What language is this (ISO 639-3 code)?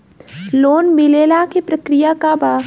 bho